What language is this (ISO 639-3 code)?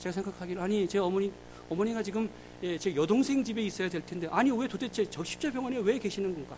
kor